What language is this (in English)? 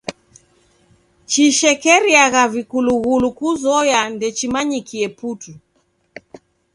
Taita